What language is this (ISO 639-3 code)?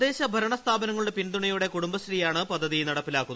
mal